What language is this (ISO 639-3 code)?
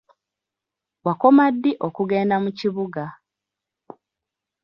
lug